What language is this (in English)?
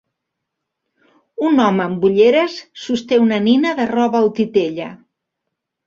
Catalan